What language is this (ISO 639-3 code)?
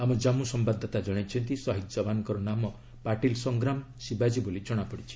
ori